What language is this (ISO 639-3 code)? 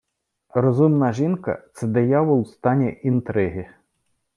ukr